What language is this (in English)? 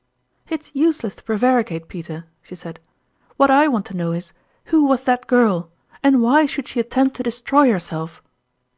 English